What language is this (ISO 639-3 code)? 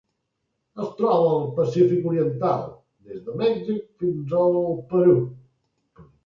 cat